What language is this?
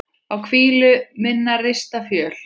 Icelandic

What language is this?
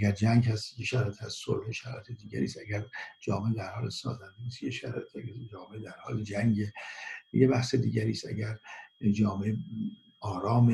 Persian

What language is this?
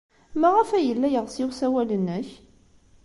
Kabyle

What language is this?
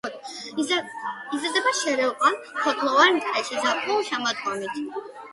Georgian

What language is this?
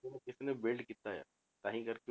Punjabi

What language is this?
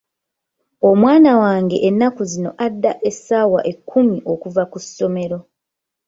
Ganda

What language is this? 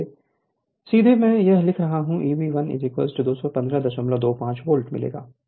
Hindi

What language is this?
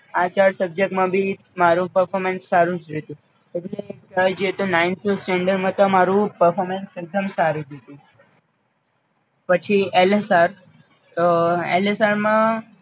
Gujarati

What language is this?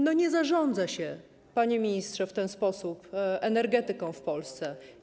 Polish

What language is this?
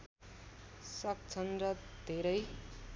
Nepali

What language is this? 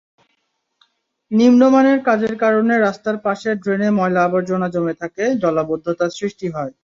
Bangla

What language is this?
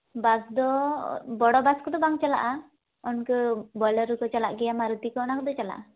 Santali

